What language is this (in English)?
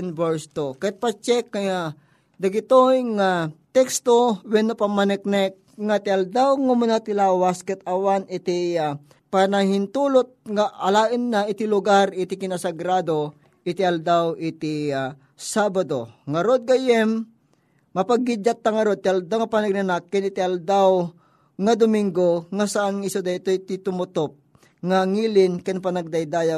Filipino